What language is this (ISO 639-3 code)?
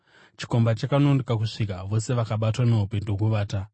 sna